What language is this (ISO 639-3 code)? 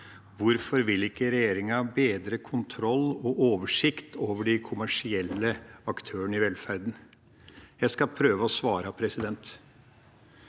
nor